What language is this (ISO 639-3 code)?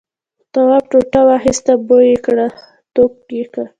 pus